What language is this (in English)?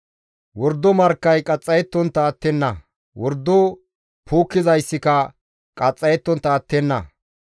Gamo